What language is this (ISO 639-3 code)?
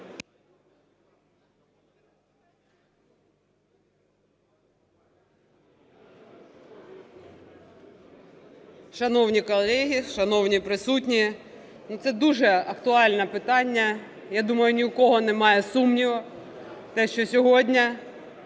ukr